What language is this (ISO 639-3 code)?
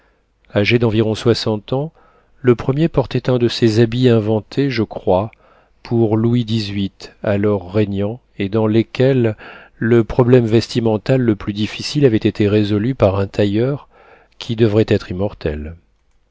fra